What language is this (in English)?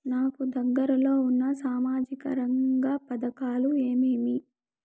Telugu